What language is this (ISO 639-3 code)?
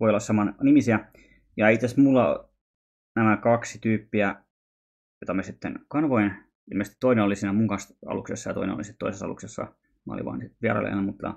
fin